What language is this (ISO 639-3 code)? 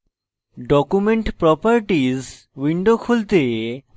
ben